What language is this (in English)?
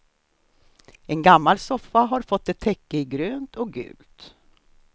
Swedish